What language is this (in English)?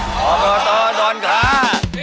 Thai